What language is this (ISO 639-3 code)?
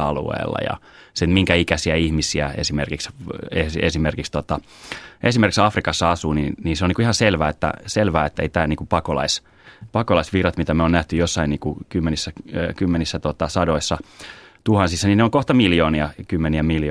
fin